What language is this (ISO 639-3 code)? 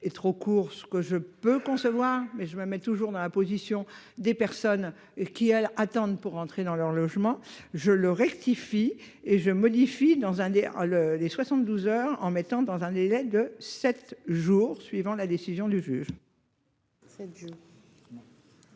fra